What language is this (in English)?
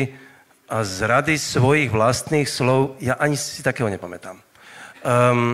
Slovak